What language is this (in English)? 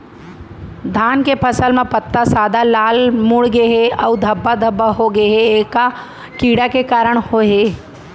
Chhattisgarhi